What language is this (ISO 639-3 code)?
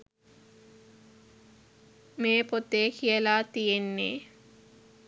sin